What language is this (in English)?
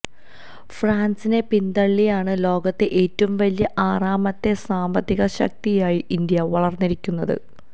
Malayalam